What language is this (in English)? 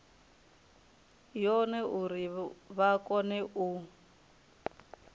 Venda